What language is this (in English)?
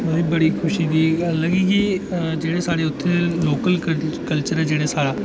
Dogri